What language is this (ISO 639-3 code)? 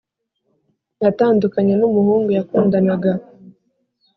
kin